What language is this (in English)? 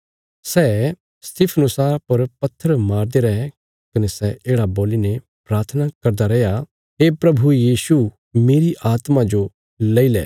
Bilaspuri